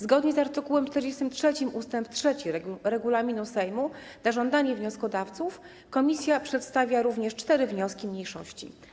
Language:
Polish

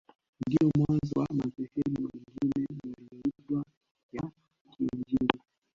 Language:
Swahili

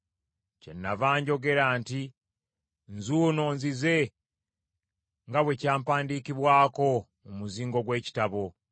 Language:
Ganda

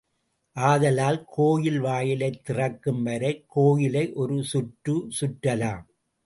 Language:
Tamil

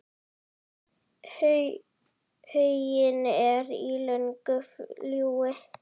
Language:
Icelandic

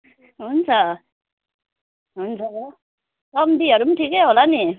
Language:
Nepali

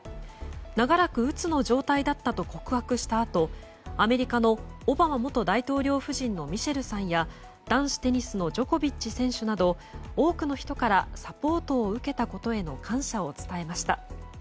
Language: Japanese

